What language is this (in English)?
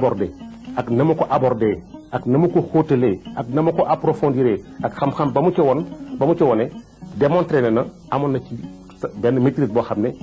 French